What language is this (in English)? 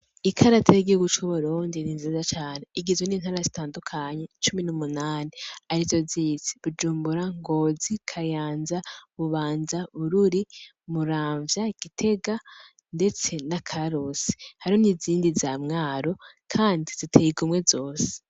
Rundi